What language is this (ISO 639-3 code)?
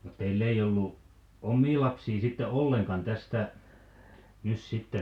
fin